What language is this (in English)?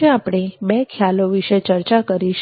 Gujarati